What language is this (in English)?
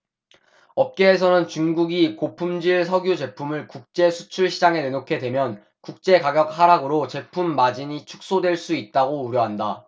Korean